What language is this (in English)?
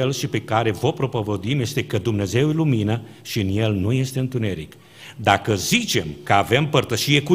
Romanian